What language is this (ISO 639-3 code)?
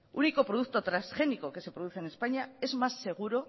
spa